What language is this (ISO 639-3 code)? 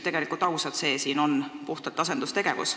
est